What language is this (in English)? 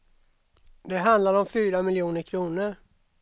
Swedish